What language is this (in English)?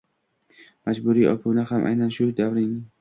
Uzbek